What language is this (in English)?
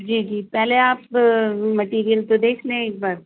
Urdu